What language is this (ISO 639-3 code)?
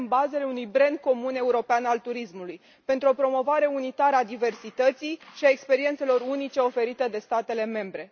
ron